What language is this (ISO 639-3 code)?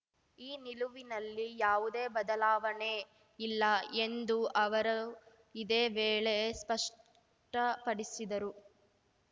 kan